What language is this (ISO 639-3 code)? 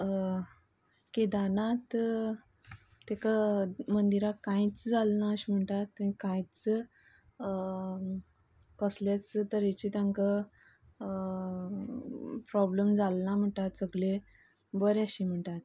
kok